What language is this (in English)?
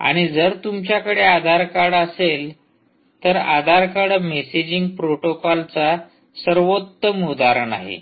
Marathi